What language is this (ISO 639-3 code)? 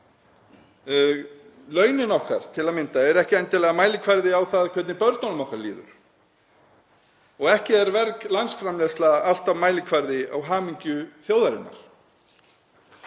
isl